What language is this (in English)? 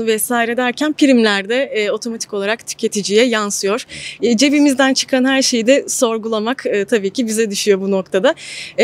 Turkish